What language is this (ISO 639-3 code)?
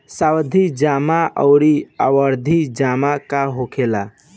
bho